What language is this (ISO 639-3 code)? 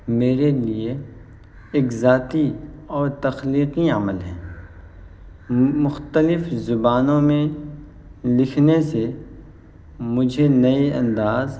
urd